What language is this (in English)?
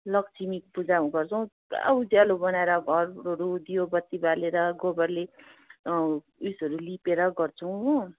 Nepali